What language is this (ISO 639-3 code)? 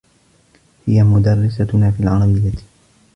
ara